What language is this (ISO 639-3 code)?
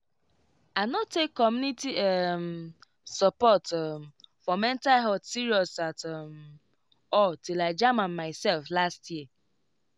pcm